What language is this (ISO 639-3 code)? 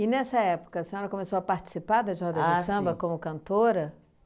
por